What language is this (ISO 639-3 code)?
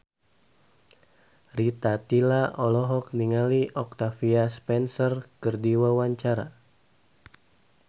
sun